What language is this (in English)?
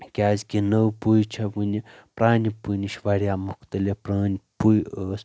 Kashmiri